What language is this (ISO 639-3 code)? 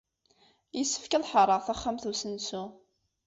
kab